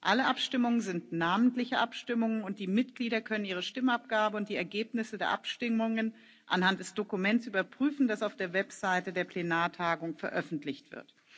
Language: German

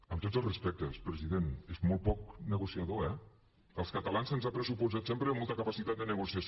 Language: Catalan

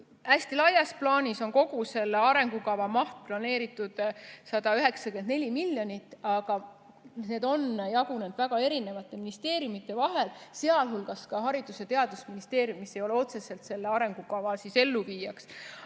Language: Estonian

